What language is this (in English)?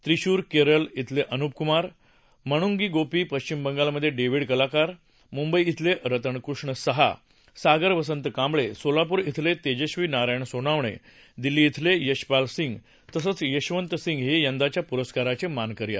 Marathi